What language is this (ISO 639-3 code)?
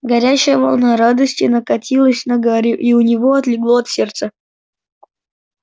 rus